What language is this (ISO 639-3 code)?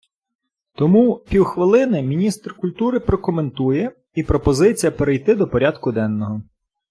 ukr